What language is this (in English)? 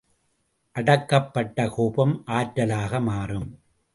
Tamil